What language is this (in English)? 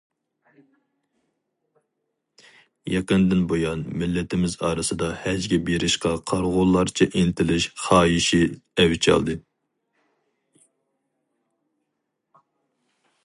Uyghur